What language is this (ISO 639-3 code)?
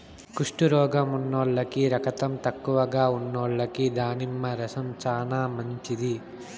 tel